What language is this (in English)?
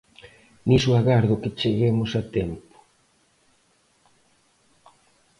Galician